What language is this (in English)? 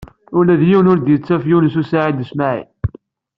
Kabyle